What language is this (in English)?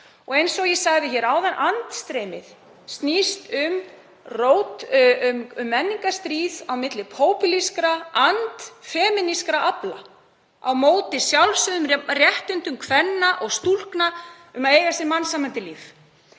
Icelandic